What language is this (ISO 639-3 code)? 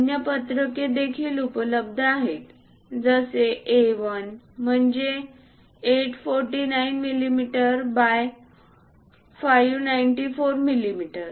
mar